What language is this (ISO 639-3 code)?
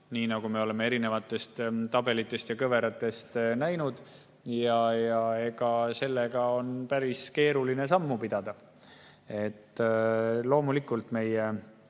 est